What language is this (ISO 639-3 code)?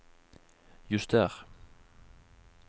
nor